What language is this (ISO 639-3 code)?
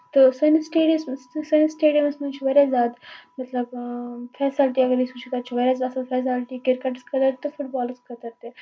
kas